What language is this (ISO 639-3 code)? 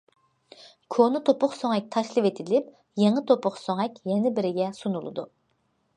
uig